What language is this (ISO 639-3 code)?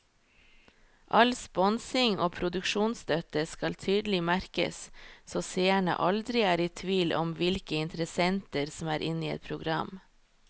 nor